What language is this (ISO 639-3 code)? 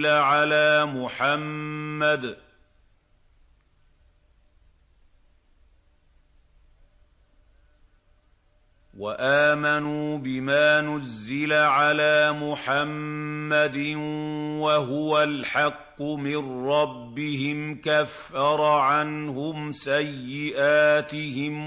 ara